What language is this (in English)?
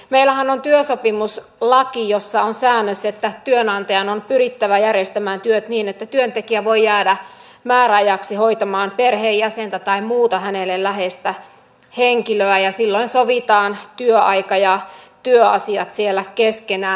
Finnish